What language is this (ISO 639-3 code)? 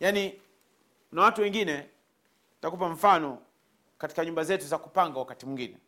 swa